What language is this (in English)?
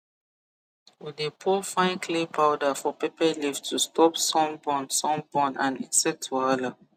Nigerian Pidgin